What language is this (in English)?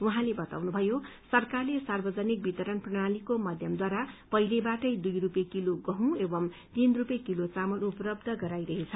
Nepali